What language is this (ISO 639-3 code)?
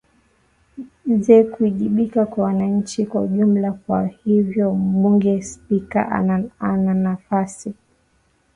swa